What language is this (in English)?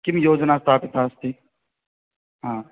Sanskrit